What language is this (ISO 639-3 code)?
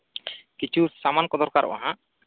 sat